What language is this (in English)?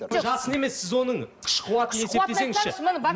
Kazakh